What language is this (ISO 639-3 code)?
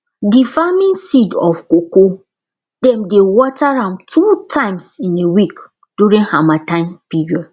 pcm